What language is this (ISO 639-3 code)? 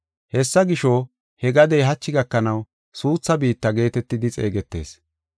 gof